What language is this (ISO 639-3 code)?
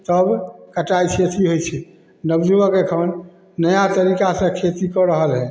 mai